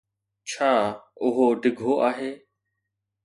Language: Sindhi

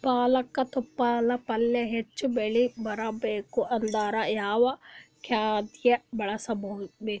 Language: Kannada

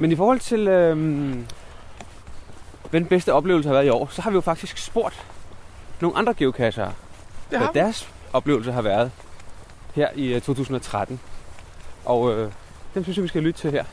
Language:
Danish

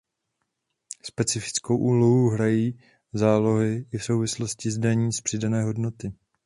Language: Czech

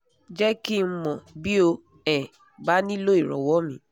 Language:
Yoruba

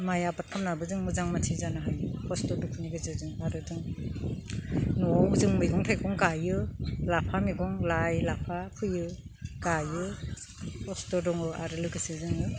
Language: Bodo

